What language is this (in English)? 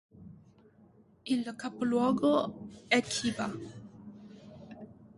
Italian